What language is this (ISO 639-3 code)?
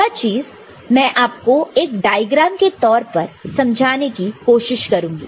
hin